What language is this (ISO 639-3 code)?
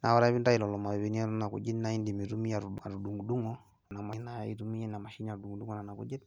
mas